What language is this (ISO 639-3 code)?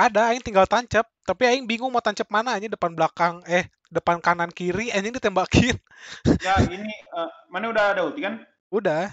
ind